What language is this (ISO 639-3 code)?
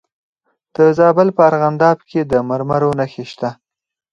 pus